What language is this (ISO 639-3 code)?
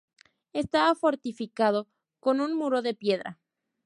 spa